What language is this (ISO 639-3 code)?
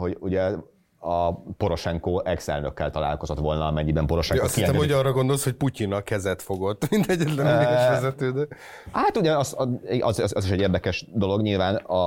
hun